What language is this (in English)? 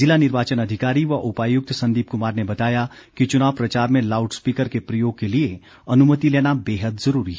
Hindi